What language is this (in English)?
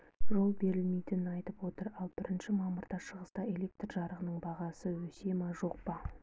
Kazakh